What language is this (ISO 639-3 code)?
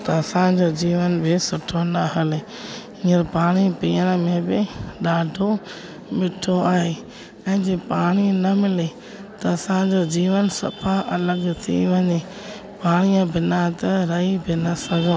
snd